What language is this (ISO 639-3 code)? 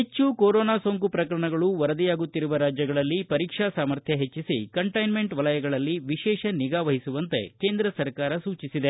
kan